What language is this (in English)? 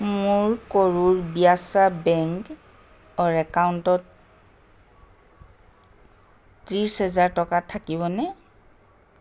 Assamese